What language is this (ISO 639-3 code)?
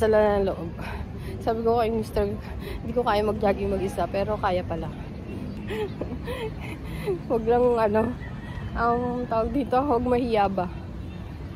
fil